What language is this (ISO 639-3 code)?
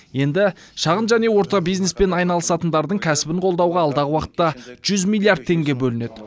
kaz